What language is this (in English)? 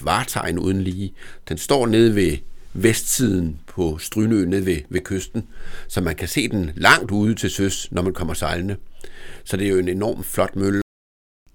Danish